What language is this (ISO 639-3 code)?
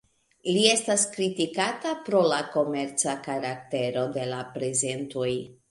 epo